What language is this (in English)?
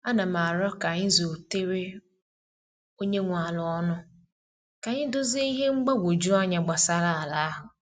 Igbo